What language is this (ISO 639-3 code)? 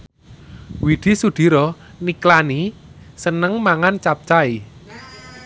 jav